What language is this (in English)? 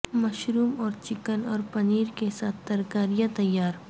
Urdu